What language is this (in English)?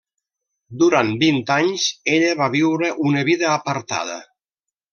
Catalan